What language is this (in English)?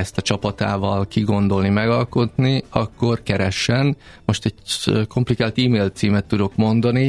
Hungarian